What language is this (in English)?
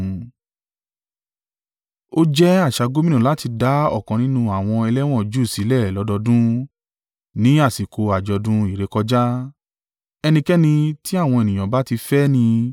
Yoruba